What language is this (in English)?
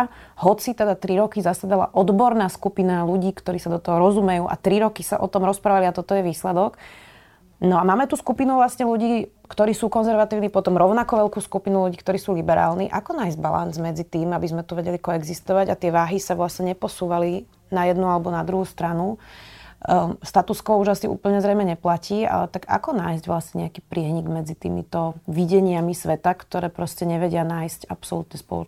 Slovak